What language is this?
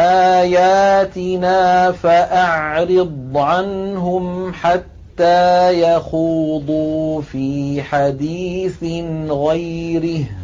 Arabic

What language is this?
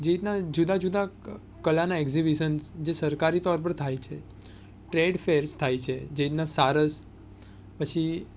Gujarati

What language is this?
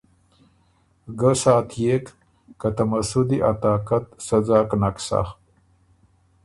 Ormuri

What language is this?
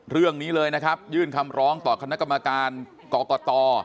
Thai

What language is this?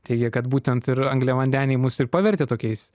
Lithuanian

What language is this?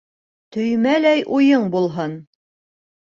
Bashkir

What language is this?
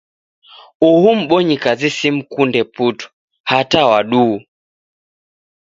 Taita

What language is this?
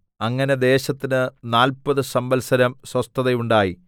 Malayalam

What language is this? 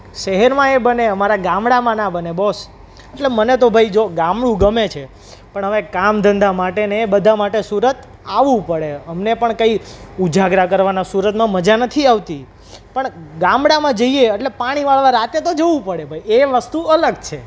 Gujarati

